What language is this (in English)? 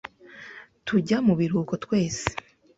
Kinyarwanda